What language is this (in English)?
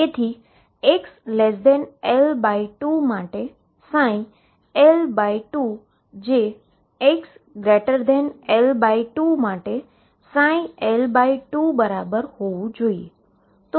Gujarati